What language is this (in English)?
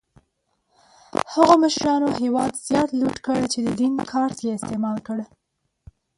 Pashto